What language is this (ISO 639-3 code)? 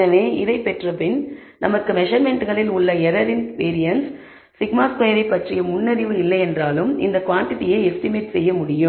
tam